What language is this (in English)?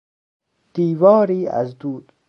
Persian